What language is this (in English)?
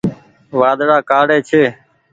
Goaria